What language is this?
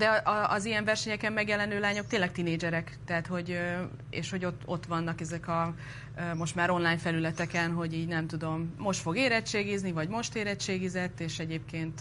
Hungarian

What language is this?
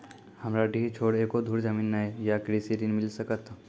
Maithili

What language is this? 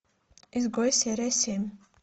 Russian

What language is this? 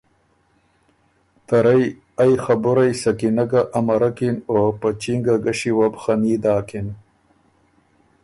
Ormuri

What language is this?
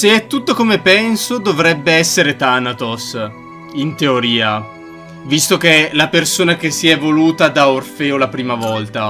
Italian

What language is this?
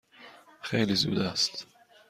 Persian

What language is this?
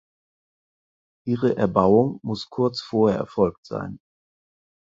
German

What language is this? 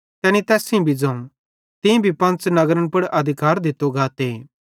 Bhadrawahi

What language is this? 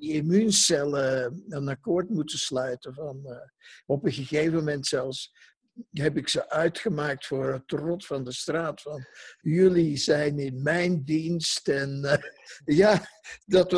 Dutch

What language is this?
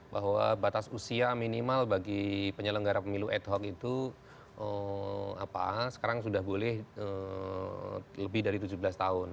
Indonesian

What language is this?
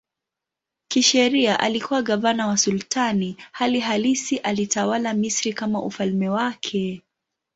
Swahili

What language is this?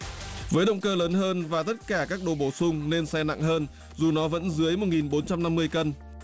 Vietnamese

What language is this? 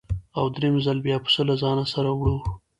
Pashto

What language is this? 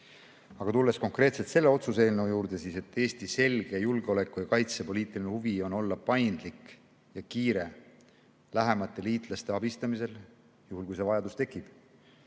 Estonian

